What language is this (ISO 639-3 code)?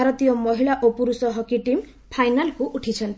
ori